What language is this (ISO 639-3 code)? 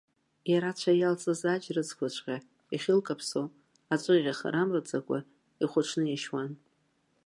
abk